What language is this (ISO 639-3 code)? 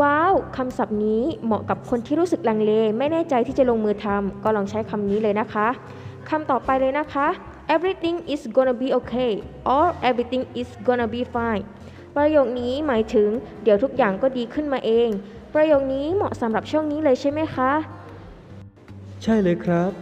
tha